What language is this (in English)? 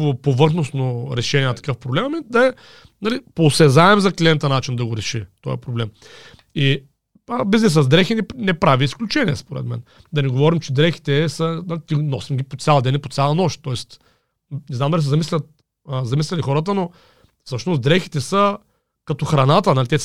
Bulgarian